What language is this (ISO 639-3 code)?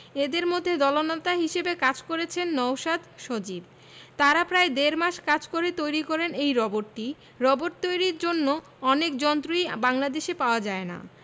ben